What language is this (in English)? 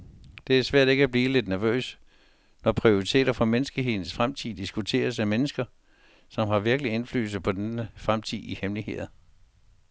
Danish